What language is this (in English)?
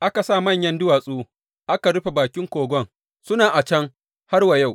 Hausa